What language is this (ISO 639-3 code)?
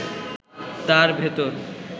ben